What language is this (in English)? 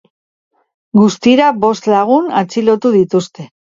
Basque